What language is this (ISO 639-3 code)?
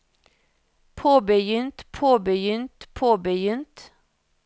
nor